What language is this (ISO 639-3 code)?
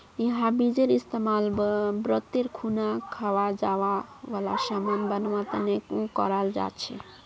mag